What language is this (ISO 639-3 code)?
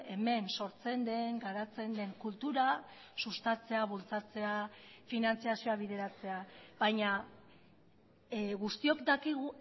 eus